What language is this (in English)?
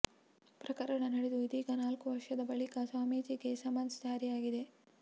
Kannada